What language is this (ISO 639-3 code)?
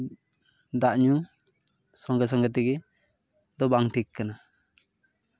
sat